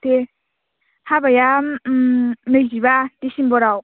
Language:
Bodo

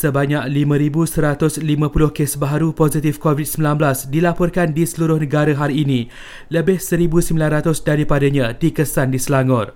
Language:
Malay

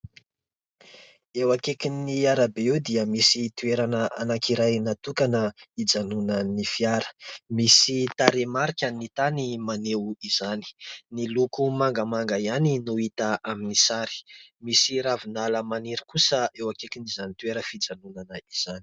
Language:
Malagasy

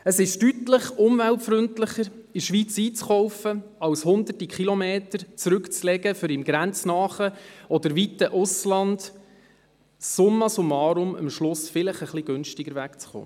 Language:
Swiss German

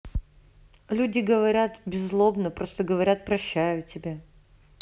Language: Russian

